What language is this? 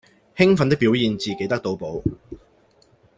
Cantonese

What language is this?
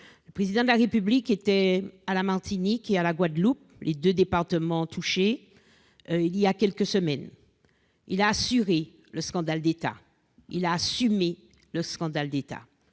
French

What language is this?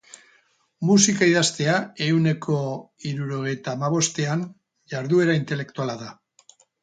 Basque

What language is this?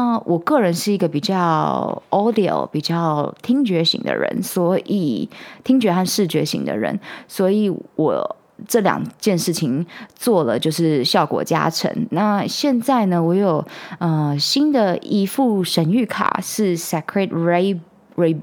Chinese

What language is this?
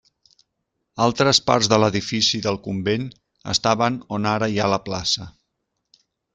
Catalan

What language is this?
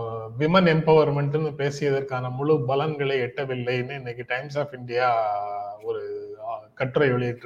Tamil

